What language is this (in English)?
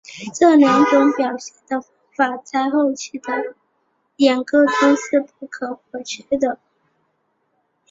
Chinese